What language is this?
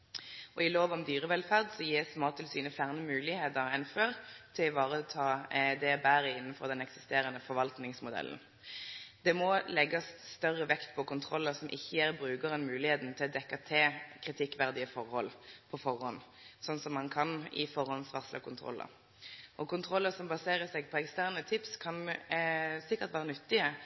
Norwegian Nynorsk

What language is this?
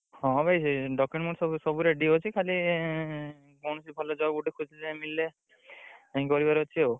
Odia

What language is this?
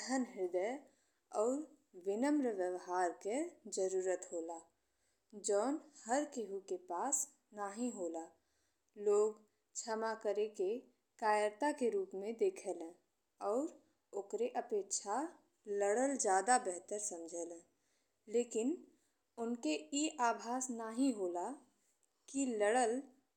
Bhojpuri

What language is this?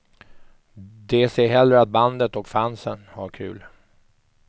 Swedish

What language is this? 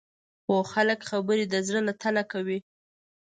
Pashto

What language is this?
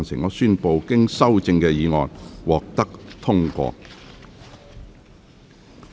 Cantonese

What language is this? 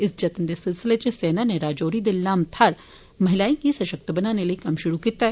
Dogri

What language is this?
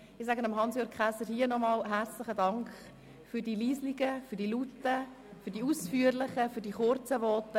Swiss German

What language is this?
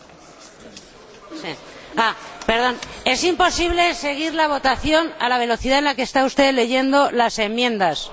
Spanish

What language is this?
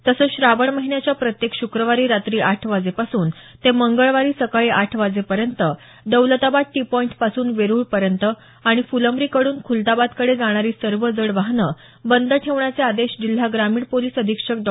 Marathi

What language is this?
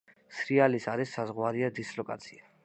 Georgian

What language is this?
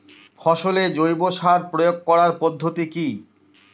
Bangla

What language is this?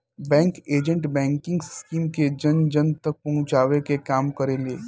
Bhojpuri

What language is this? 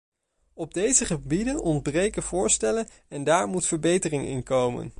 Dutch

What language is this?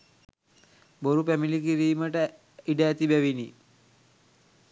Sinhala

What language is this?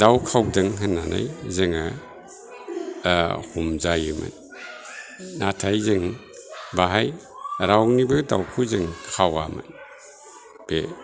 Bodo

